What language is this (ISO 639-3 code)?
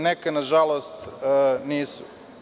srp